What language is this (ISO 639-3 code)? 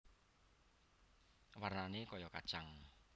jav